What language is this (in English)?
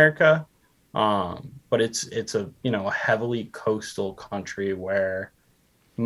English